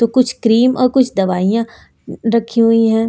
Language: Hindi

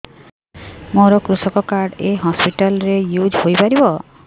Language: Odia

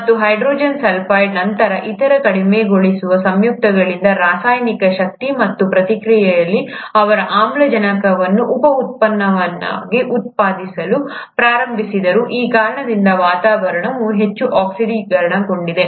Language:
Kannada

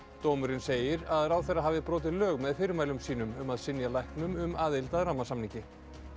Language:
Icelandic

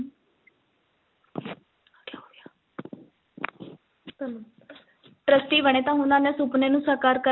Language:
Punjabi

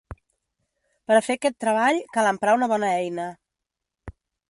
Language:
Catalan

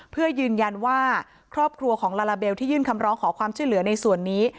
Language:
Thai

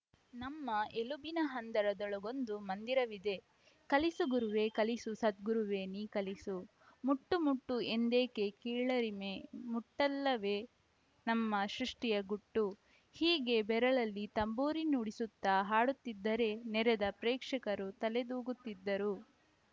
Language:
Kannada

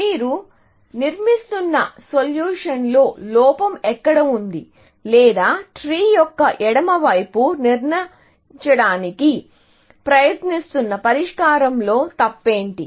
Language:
Telugu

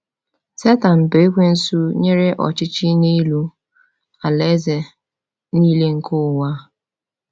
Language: Igbo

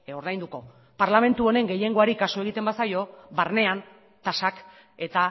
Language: Basque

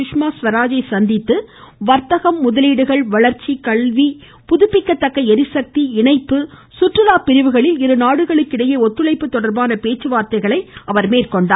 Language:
Tamil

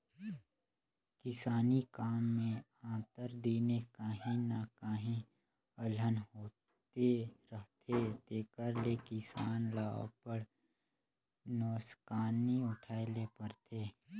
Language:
Chhattisgarhi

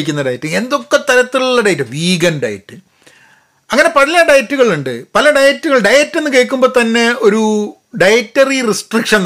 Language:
Malayalam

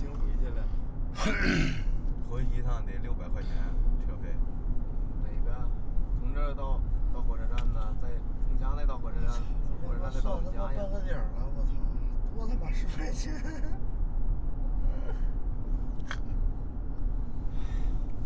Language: Chinese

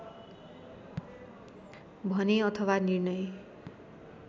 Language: Nepali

